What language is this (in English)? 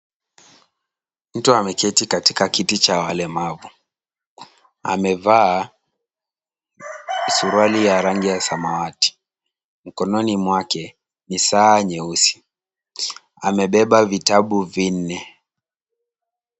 Swahili